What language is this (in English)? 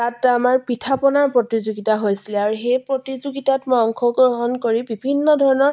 Assamese